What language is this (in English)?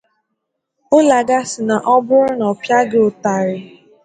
Igbo